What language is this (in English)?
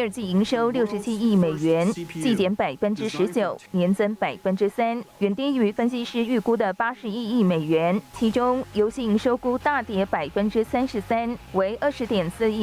Chinese